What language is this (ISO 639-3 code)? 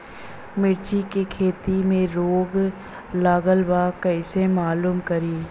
bho